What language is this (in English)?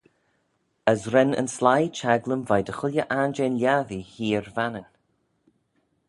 Manx